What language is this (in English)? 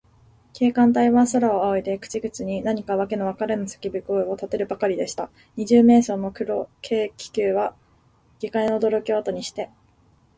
Japanese